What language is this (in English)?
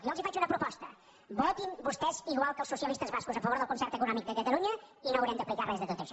Catalan